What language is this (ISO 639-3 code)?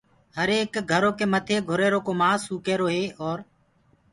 ggg